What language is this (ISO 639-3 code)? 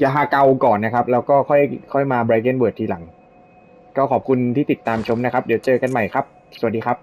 tha